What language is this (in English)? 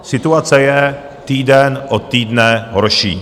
Czech